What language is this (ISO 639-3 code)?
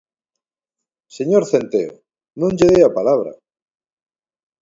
glg